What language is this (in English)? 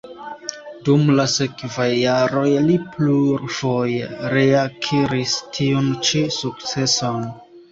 Esperanto